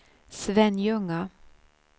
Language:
Swedish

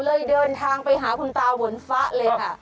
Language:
Thai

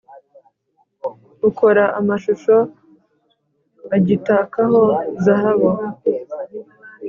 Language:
Kinyarwanda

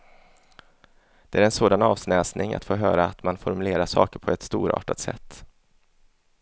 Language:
Swedish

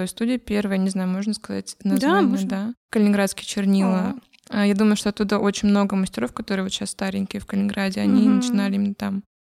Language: Russian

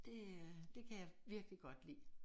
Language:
Danish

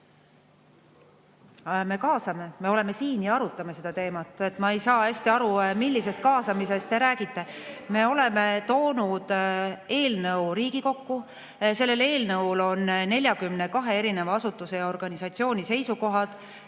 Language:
Estonian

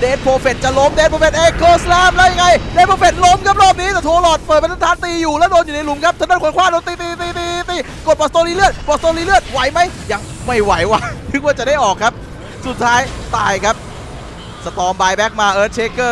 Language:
Thai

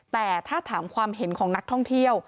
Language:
Thai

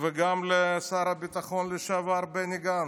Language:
Hebrew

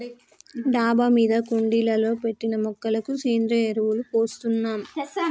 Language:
Telugu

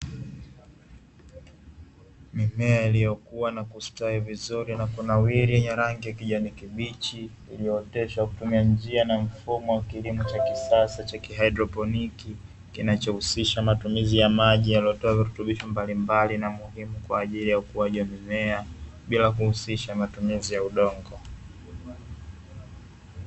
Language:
Swahili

